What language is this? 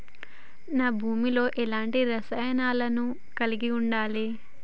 Telugu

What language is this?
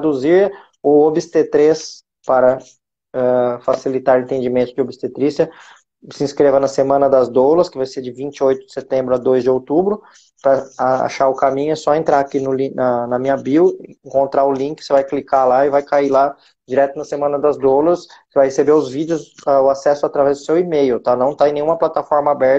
Portuguese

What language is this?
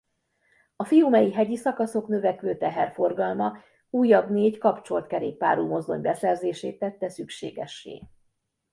Hungarian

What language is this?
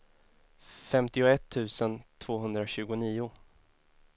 Swedish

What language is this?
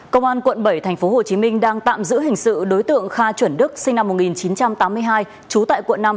Vietnamese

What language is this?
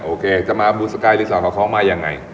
Thai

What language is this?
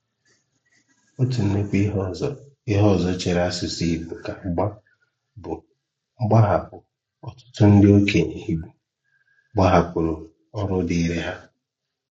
Igbo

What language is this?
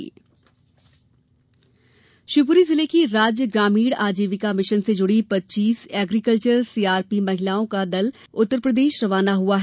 Hindi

